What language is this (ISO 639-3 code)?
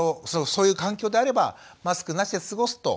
jpn